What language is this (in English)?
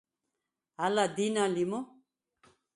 Svan